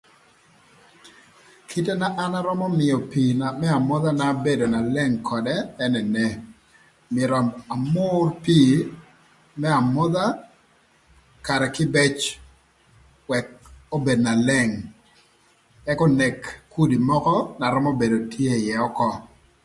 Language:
Thur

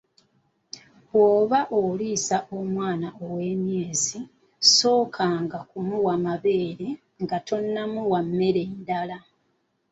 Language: Ganda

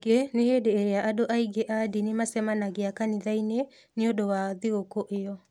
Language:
Kikuyu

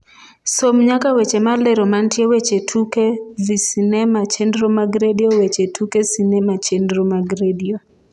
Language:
Luo (Kenya and Tanzania)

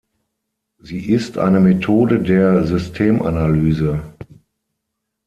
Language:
German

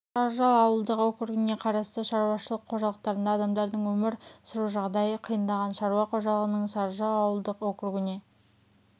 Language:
Kazakh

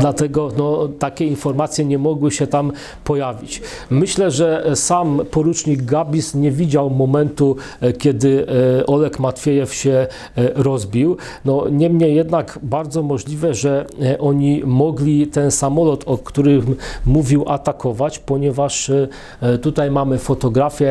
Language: Polish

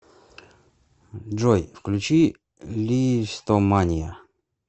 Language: Russian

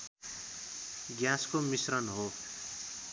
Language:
Nepali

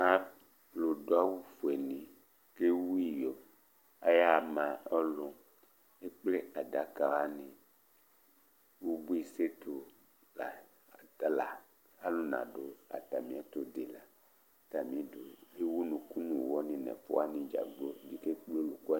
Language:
Ikposo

